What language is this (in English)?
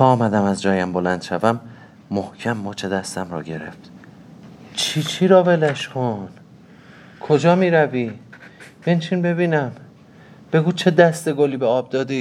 Persian